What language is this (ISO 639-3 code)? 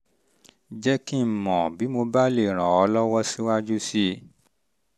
yor